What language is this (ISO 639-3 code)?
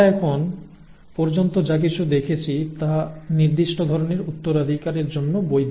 ben